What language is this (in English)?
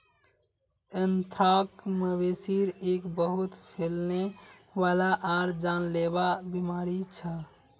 Magahi